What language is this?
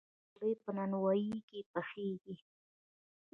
Pashto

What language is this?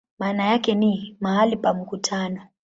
Swahili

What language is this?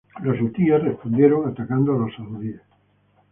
Spanish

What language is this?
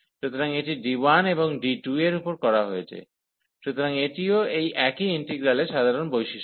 Bangla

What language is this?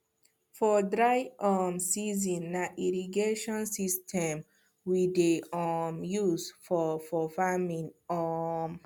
Nigerian Pidgin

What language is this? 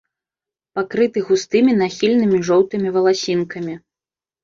Belarusian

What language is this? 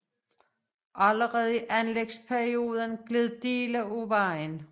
Danish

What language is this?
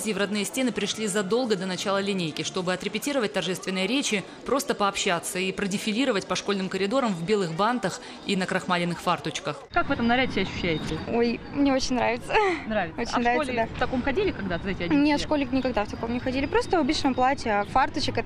Russian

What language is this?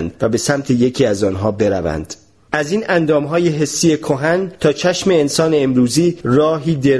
Persian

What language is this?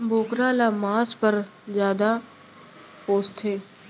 Chhattisgarhi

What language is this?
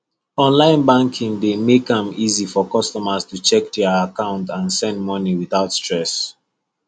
Nigerian Pidgin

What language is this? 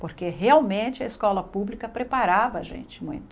Portuguese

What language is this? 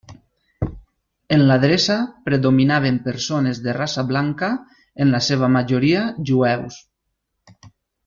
Catalan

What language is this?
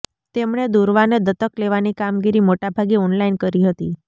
Gujarati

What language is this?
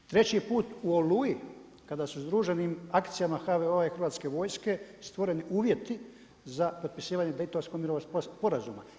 Croatian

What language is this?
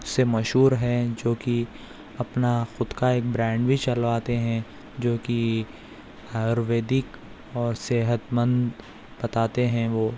Urdu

